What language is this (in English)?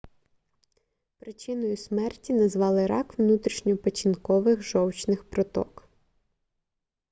Ukrainian